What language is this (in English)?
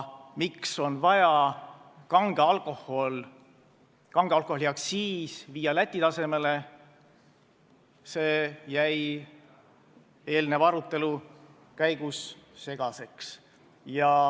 Estonian